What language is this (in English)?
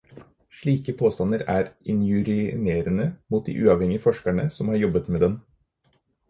Norwegian Bokmål